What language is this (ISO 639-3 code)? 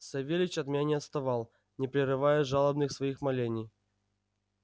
rus